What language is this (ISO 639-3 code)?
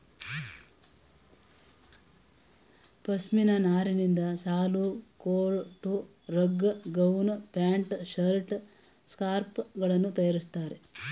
kan